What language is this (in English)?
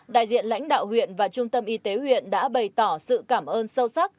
Vietnamese